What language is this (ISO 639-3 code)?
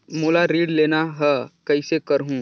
hne